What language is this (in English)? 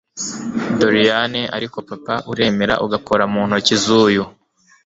Kinyarwanda